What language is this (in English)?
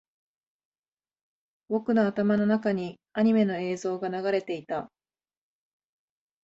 Japanese